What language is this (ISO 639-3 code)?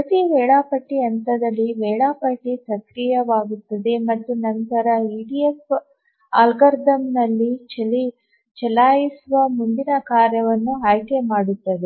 kan